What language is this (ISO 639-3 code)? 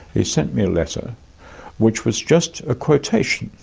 eng